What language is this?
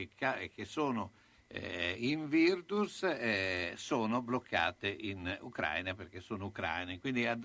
Italian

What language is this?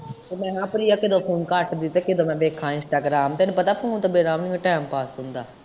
Punjabi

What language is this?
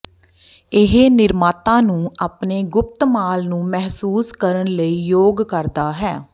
Punjabi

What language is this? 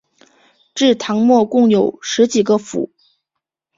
Chinese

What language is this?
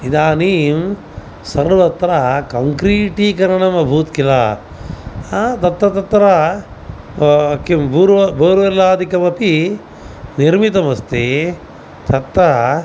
Sanskrit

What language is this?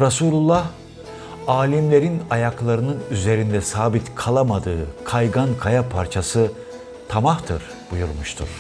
Turkish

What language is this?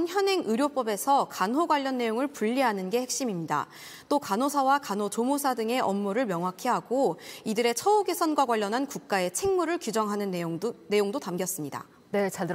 Korean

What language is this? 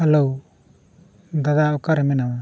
Santali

